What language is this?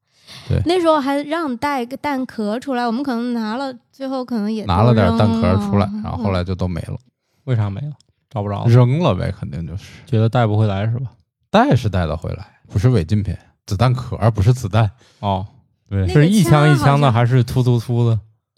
Chinese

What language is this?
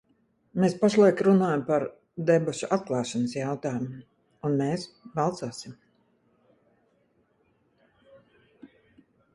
Latvian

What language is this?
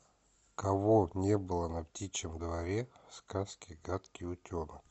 Russian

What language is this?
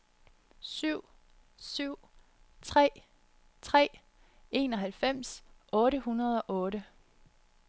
Danish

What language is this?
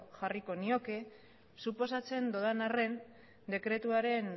Basque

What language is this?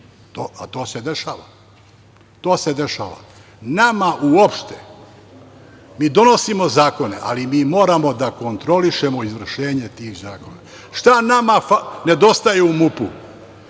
Serbian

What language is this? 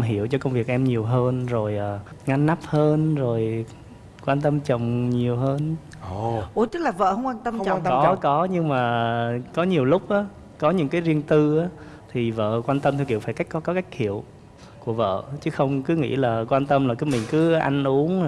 Vietnamese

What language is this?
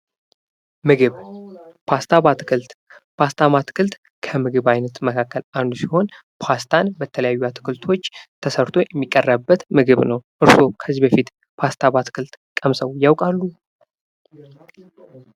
Amharic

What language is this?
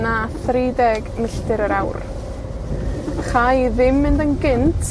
Welsh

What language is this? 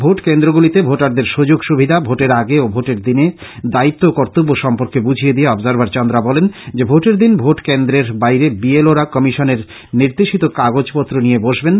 Bangla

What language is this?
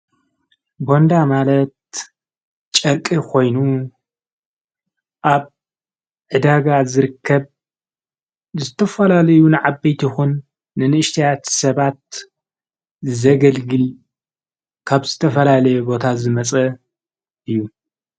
Tigrinya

